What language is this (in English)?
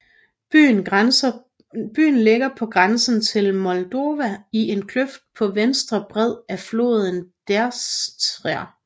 Danish